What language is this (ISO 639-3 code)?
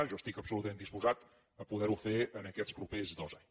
cat